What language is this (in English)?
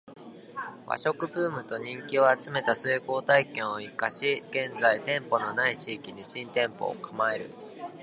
Japanese